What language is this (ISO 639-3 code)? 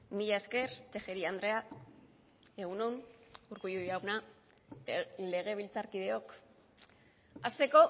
eus